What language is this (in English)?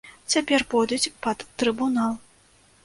Belarusian